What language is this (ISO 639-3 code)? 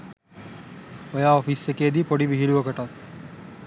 sin